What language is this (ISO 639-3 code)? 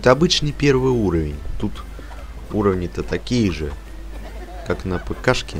rus